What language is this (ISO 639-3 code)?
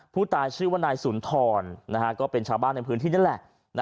tha